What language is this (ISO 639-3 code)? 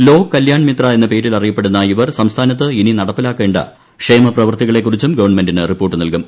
mal